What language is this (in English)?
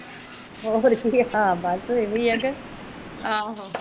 Punjabi